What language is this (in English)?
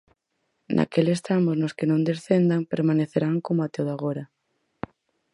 Galician